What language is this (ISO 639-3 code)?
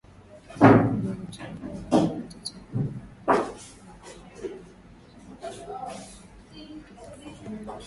swa